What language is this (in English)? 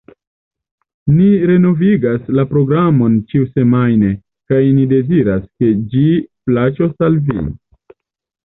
Esperanto